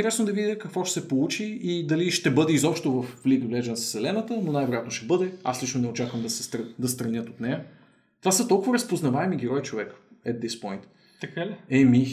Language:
Bulgarian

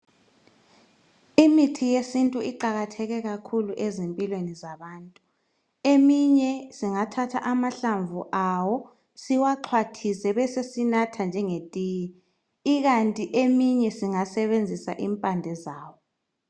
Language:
North Ndebele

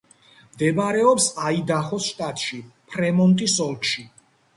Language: Georgian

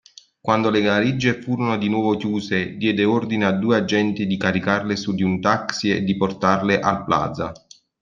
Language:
Italian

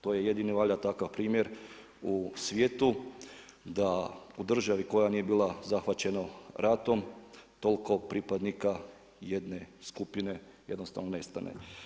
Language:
Croatian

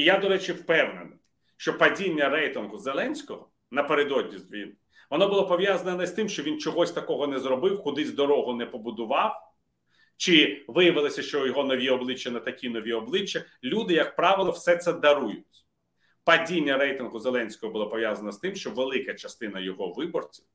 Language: Ukrainian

